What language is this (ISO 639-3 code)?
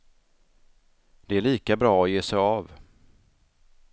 swe